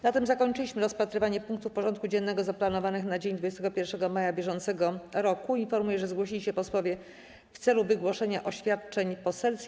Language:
Polish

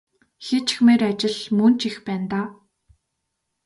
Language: Mongolian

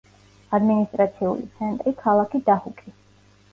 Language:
Georgian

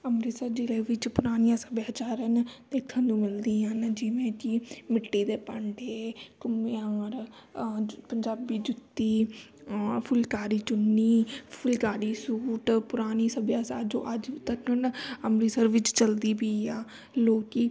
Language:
Punjabi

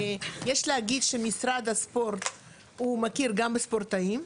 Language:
Hebrew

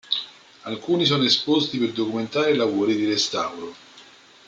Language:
Italian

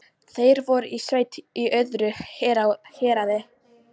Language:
Icelandic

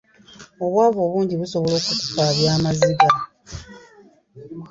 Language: Ganda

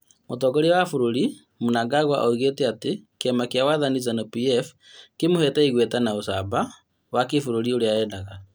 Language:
Kikuyu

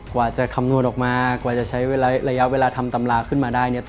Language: Thai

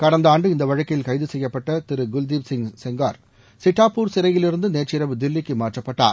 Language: Tamil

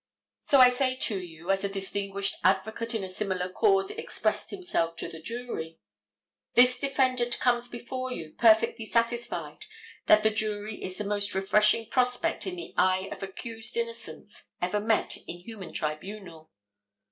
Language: English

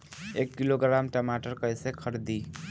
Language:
Bhojpuri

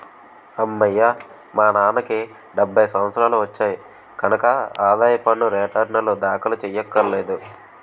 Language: Telugu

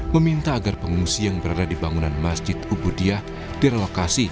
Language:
Indonesian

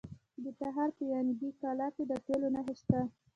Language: Pashto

